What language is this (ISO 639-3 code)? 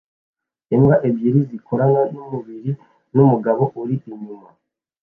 kin